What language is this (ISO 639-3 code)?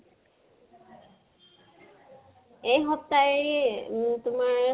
asm